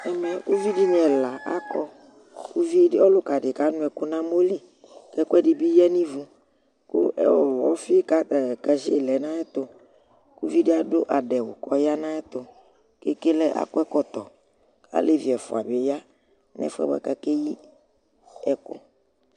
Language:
Ikposo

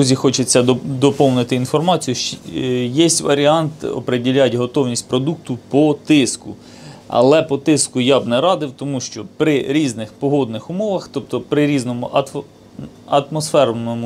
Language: Ukrainian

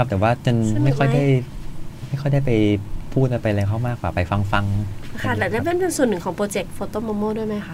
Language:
Thai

